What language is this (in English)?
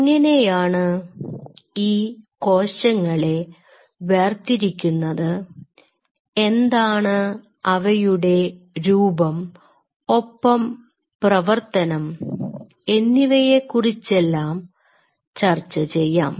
Malayalam